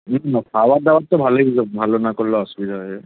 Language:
Bangla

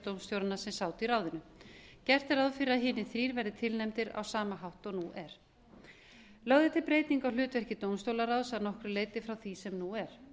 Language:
Icelandic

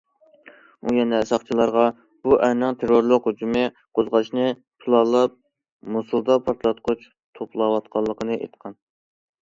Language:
Uyghur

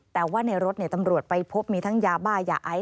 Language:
Thai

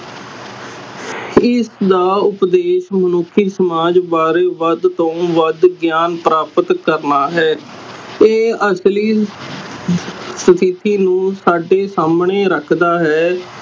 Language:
Punjabi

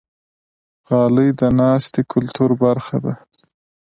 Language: Pashto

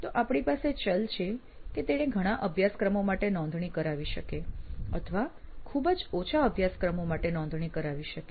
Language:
Gujarati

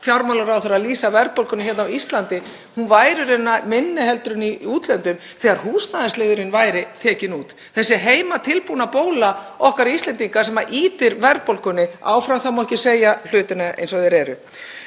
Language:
Icelandic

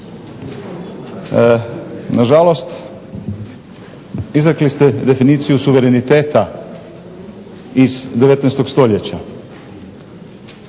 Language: Croatian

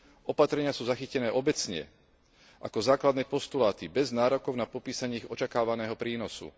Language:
Slovak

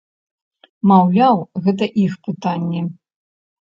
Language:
Belarusian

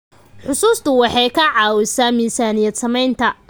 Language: Somali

